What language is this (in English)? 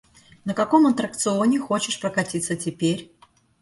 Russian